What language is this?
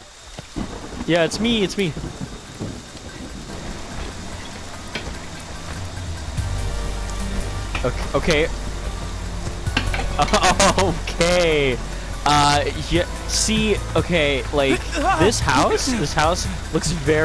English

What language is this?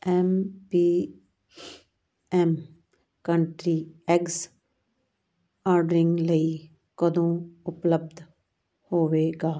Punjabi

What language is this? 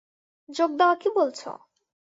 Bangla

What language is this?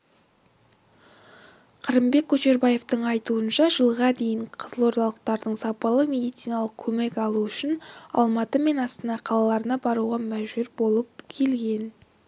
Kazakh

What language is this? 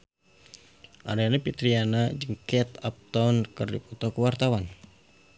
Sundanese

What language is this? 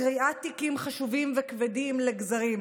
Hebrew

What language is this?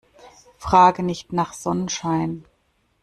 German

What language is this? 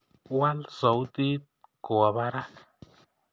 Kalenjin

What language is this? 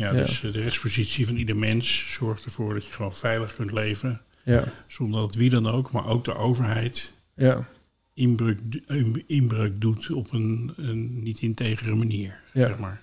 Dutch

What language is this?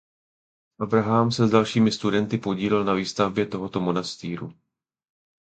Czech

